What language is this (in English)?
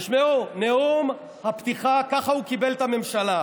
Hebrew